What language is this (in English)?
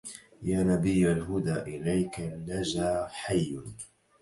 Arabic